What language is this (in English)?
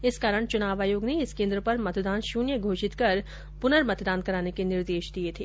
Hindi